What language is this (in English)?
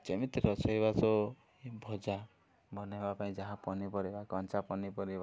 Odia